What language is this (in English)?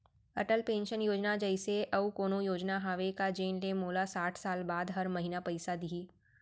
Chhattisgarhi